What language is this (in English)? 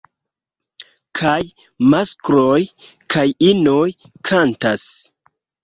Esperanto